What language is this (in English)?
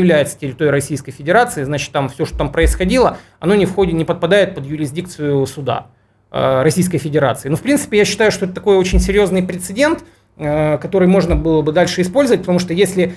Russian